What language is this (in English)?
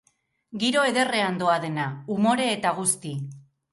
Basque